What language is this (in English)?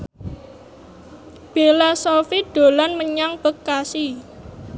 Javanese